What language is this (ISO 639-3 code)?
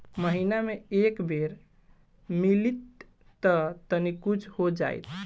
bho